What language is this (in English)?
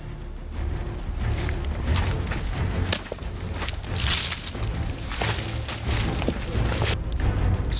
Thai